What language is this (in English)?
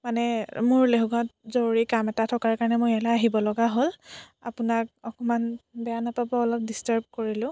Assamese